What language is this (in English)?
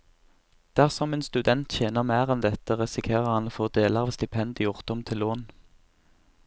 Norwegian